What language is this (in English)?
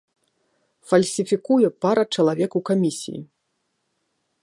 Belarusian